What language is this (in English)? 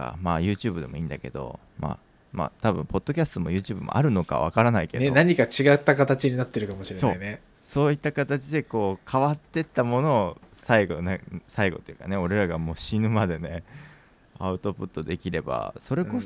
Japanese